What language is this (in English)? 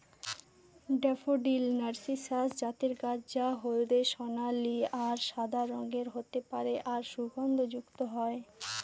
Bangla